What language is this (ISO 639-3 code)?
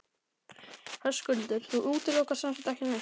isl